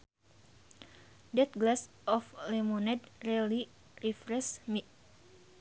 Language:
Sundanese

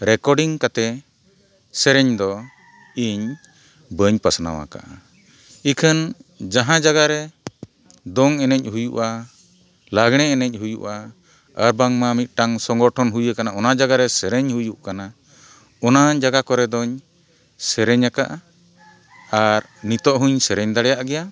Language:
Santali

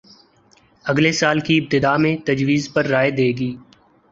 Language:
Urdu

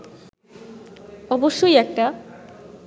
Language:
Bangla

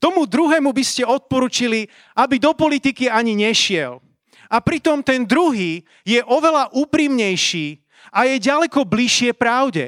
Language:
Slovak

